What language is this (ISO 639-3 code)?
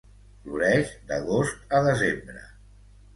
cat